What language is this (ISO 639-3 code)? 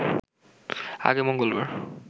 ben